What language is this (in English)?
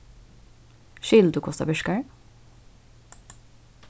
Faroese